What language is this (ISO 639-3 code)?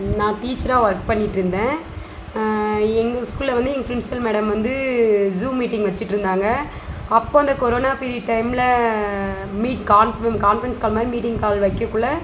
tam